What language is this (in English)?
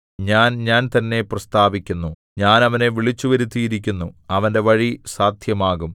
Malayalam